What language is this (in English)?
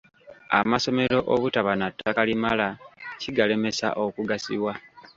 Ganda